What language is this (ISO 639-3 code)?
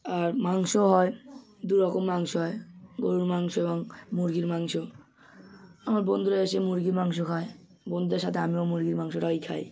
ben